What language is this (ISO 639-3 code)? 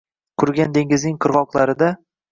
uzb